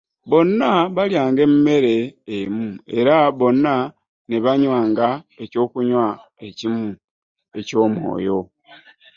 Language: Ganda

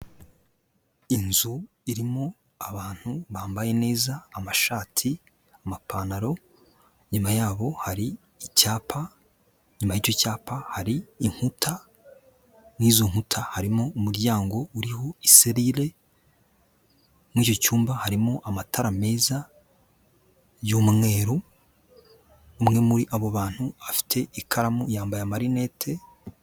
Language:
Kinyarwanda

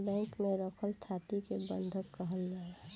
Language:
Bhojpuri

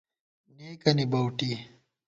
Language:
Gawar-Bati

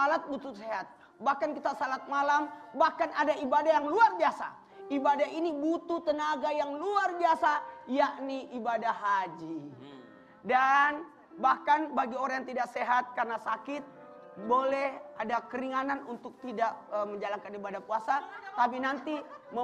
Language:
Indonesian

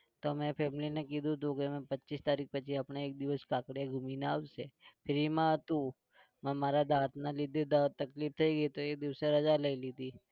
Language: Gujarati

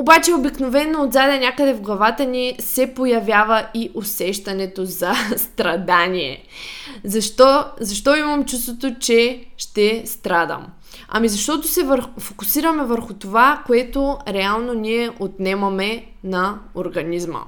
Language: Bulgarian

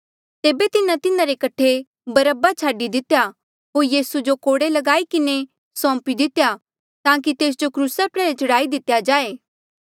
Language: Mandeali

